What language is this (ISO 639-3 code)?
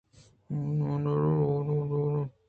bgp